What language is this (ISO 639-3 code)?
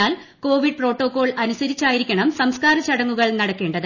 mal